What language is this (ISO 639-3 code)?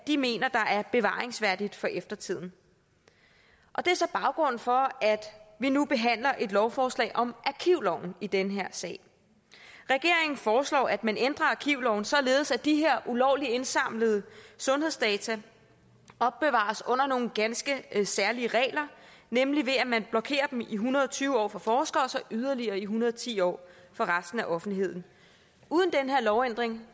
dan